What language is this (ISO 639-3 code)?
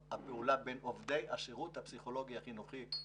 heb